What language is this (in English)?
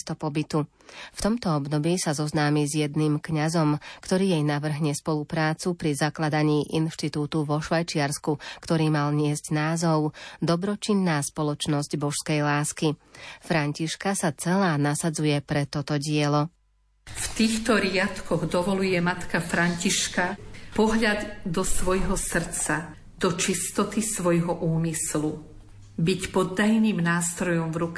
Slovak